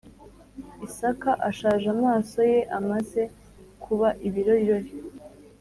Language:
Kinyarwanda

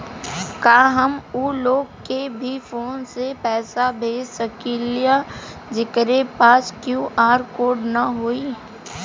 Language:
Bhojpuri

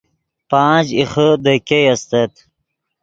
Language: Yidgha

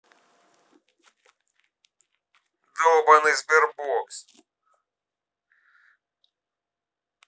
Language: Russian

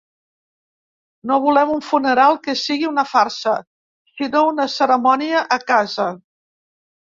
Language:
Catalan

